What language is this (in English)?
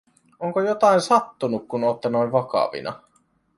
Finnish